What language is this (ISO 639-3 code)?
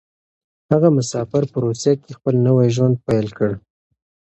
pus